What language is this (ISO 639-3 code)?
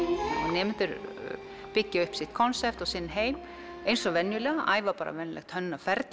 isl